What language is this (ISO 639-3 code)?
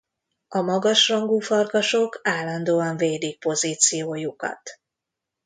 hun